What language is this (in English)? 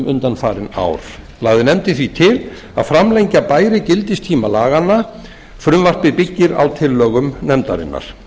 Icelandic